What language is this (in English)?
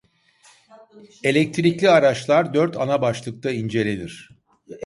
Turkish